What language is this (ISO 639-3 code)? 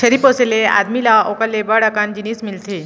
hne